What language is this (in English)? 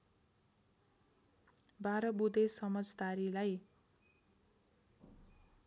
Nepali